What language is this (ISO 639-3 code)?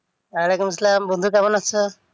ben